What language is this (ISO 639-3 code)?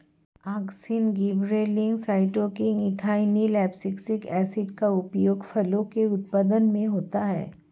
hin